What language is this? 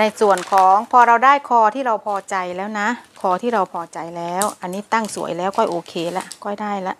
Thai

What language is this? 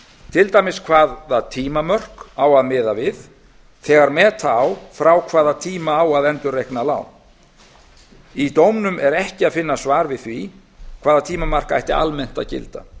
Icelandic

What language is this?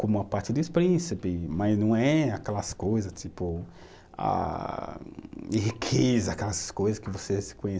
Portuguese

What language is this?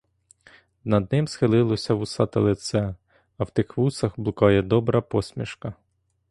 Ukrainian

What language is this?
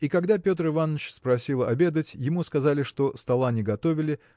Russian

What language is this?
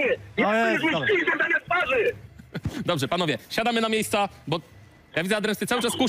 Polish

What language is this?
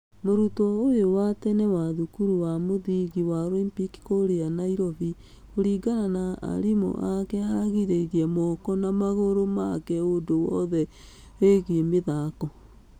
Kikuyu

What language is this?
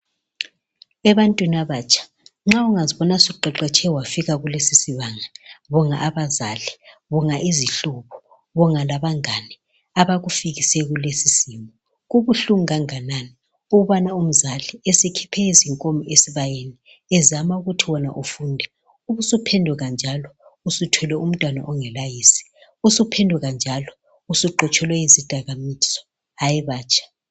North Ndebele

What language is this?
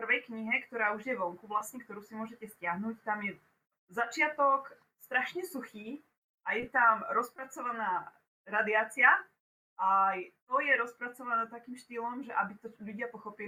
Czech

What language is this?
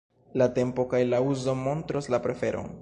Esperanto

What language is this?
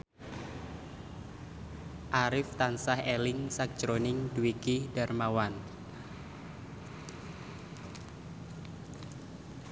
Javanese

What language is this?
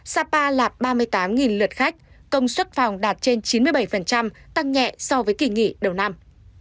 Vietnamese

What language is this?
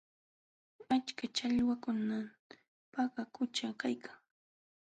Jauja Wanca Quechua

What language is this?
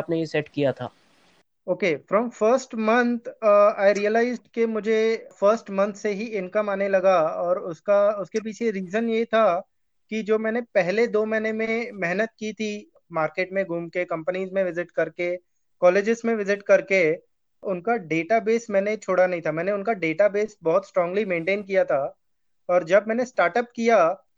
Hindi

